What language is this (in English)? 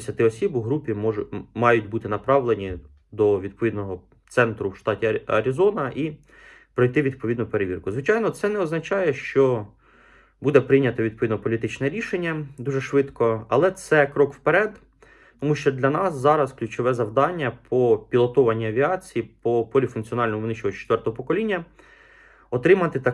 Ukrainian